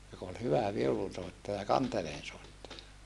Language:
Finnish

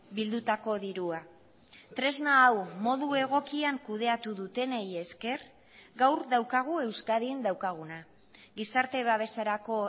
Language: Basque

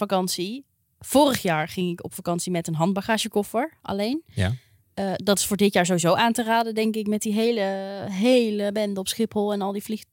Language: Dutch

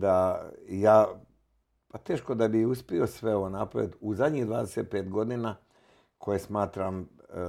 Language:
Croatian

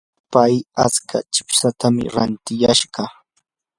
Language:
Yanahuanca Pasco Quechua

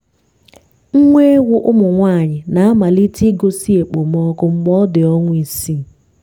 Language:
Igbo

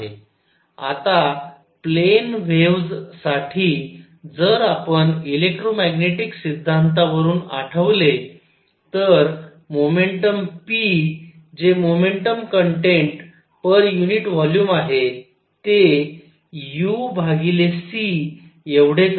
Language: Marathi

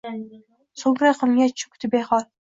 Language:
Uzbek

